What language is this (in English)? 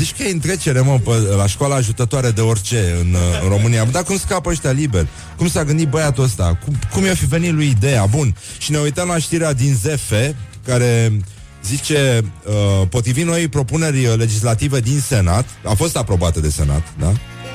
Romanian